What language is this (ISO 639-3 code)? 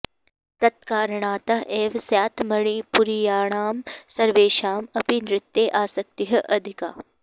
san